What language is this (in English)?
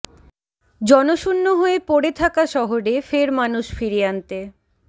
Bangla